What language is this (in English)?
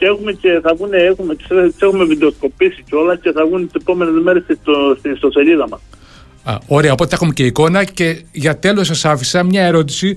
Greek